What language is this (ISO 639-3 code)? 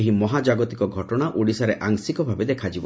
ori